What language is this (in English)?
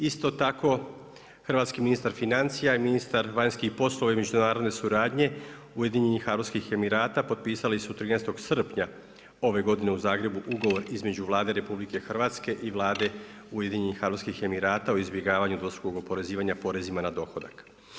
Croatian